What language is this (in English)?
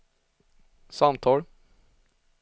Swedish